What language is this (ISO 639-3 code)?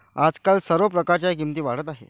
mar